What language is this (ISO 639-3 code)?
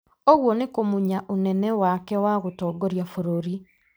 kik